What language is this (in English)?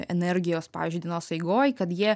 Lithuanian